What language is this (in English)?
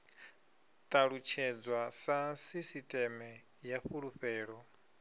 Venda